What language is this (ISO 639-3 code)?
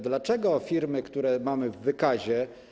pol